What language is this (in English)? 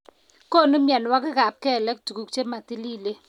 Kalenjin